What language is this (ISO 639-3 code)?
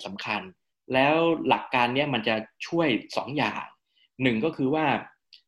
tha